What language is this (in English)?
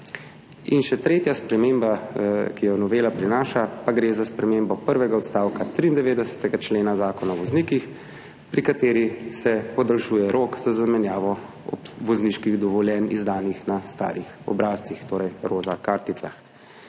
Slovenian